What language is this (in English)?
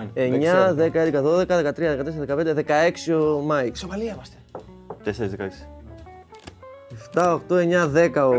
Greek